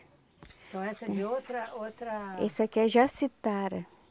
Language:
Portuguese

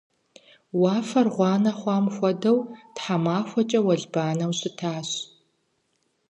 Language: Kabardian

